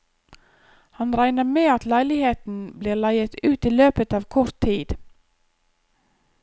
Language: Norwegian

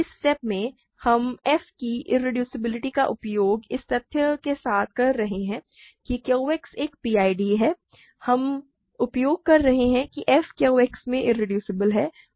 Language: Hindi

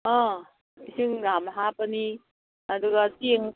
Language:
Manipuri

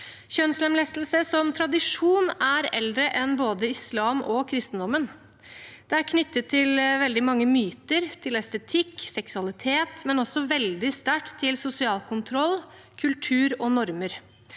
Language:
Norwegian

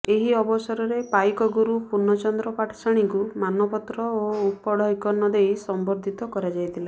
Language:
Odia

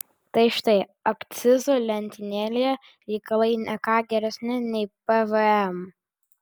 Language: Lithuanian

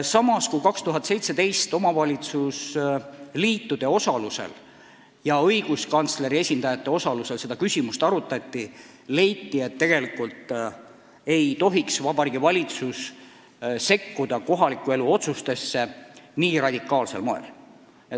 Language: Estonian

